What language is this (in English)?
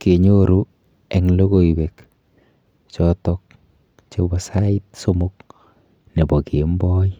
Kalenjin